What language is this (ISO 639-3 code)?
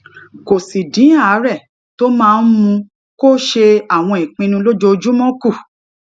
yor